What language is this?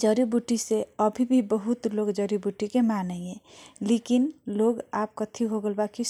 Kochila Tharu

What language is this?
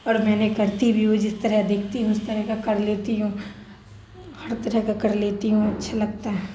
Urdu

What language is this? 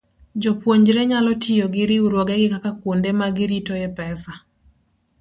Luo (Kenya and Tanzania)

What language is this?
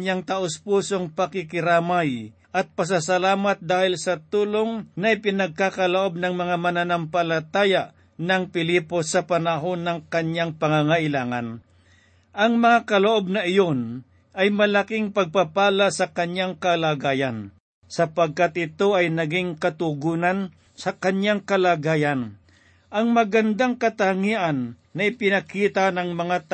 Filipino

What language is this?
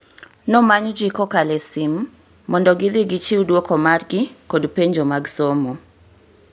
Luo (Kenya and Tanzania)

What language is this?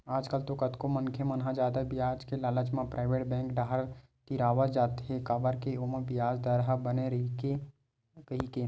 Chhattisgarhi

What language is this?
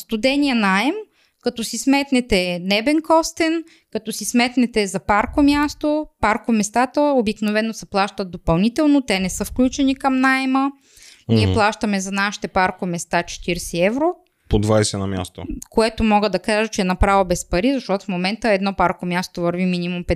Bulgarian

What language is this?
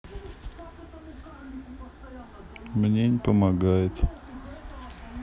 Russian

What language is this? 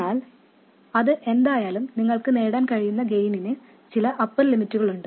Malayalam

